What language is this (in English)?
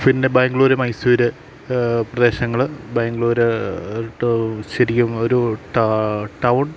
Malayalam